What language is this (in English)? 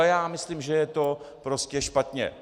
Czech